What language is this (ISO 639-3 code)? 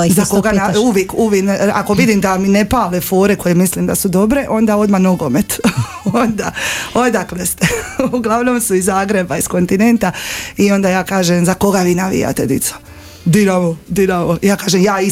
hrv